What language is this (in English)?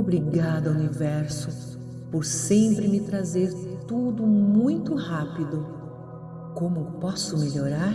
Portuguese